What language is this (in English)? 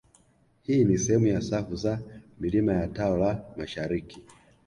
Swahili